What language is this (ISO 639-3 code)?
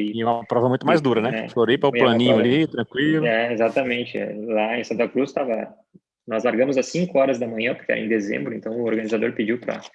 por